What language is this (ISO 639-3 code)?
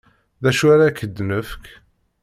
kab